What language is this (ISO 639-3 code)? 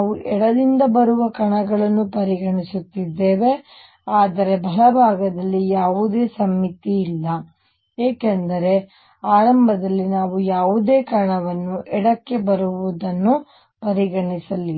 kan